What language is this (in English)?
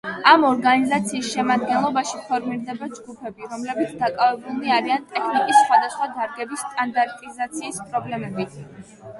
Georgian